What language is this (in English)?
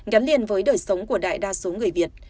Vietnamese